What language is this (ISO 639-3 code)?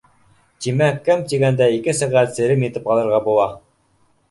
bak